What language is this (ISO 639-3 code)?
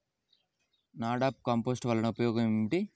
tel